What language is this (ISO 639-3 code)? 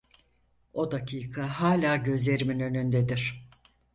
tur